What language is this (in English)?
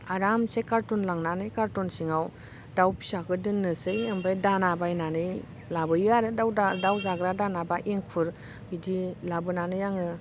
Bodo